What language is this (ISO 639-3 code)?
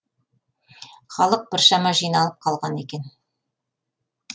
kaz